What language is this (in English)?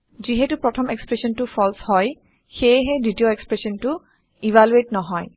Assamese